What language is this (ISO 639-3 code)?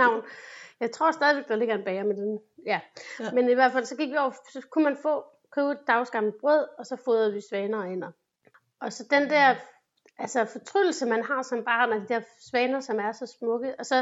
dan